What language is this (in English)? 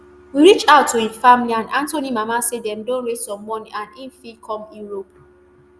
Nigerian Pidgin